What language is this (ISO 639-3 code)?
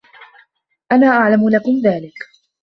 ara